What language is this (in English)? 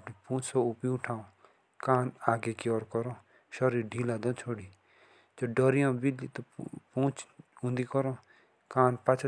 Jaunsari